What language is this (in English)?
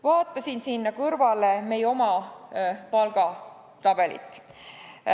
Estonian